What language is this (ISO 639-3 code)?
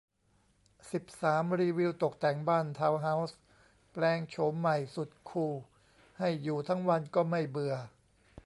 tha